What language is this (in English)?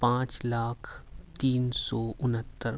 Urdu